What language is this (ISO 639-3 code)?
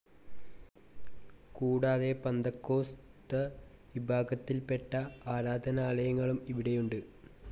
mal